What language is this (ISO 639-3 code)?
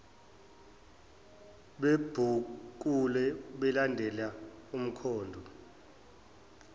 zul